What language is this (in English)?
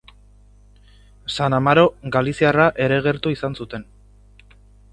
Basque